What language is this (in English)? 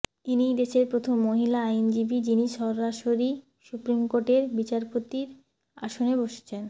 Bangla